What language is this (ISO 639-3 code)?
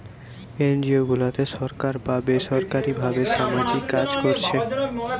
ben